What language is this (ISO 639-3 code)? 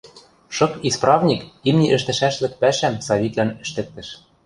mrj